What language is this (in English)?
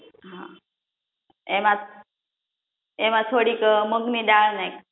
Gujarati